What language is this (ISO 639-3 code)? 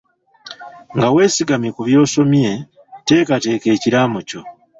lug